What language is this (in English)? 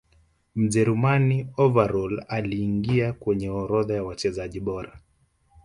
Swahili